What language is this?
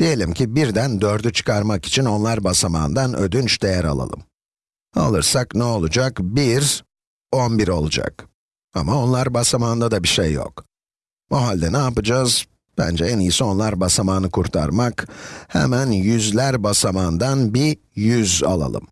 Turkish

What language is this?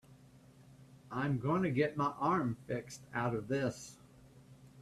English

